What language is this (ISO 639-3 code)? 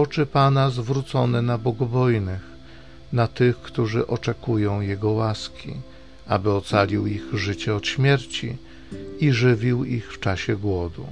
pol